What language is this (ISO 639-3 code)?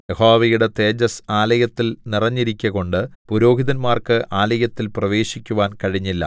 mal